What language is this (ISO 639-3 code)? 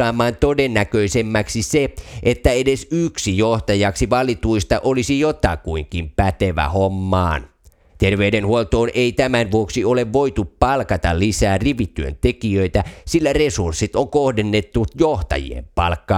fin